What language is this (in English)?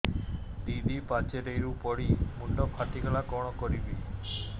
Odia